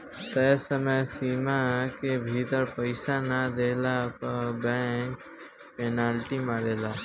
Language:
Bhojpuri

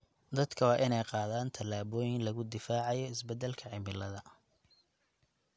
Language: Somali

